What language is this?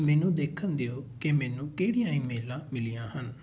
Punjabi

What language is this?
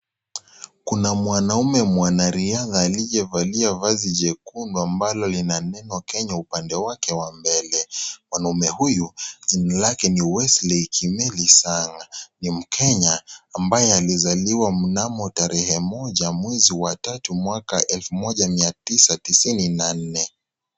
Swahili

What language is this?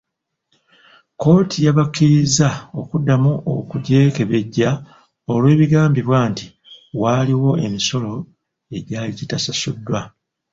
Ganda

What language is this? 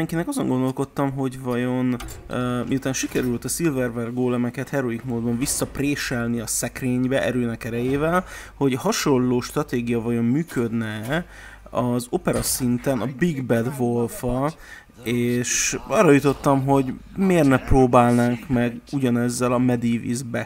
Hungarian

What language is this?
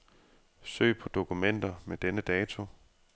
Danish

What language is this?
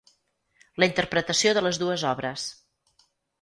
Catalan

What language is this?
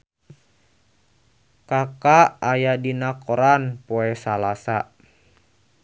Sundanese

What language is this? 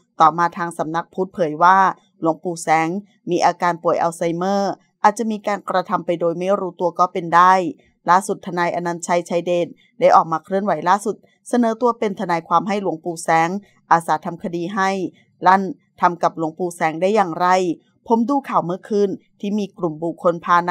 Thai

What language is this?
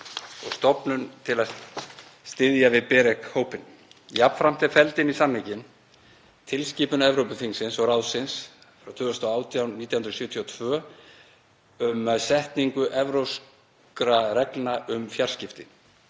Icelandic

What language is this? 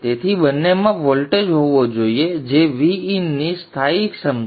Gujarati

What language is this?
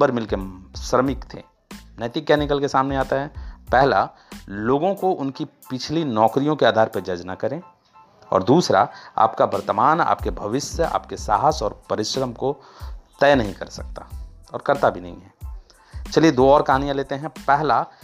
Hindi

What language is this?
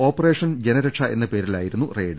Malayalam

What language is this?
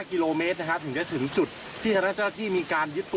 Thai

